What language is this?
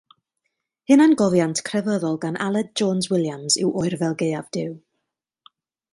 Welsh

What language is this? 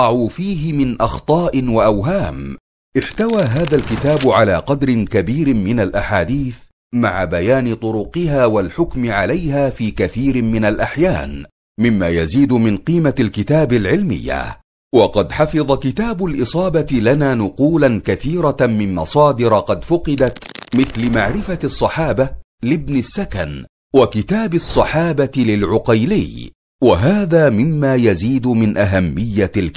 Arabic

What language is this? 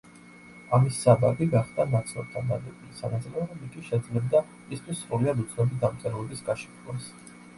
Georgian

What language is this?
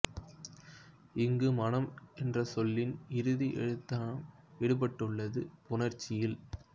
Tamil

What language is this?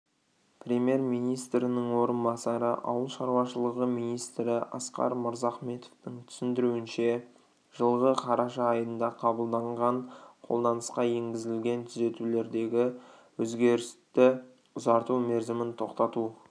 Kazakh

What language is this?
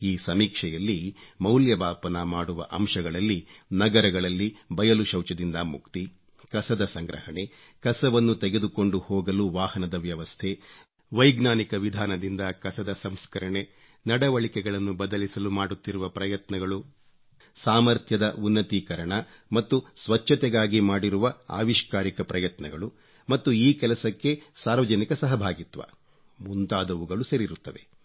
Kannada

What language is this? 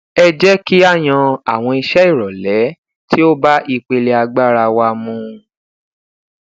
Yoruba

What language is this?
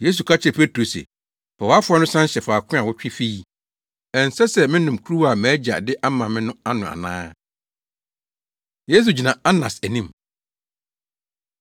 Akan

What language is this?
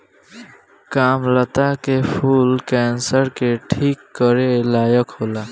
Bhojpuri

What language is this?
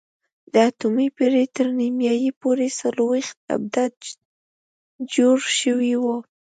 Pashto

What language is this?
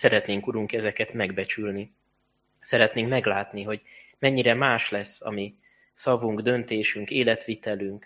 Hungarian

